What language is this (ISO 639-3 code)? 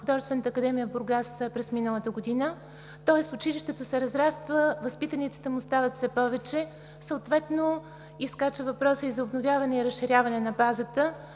bul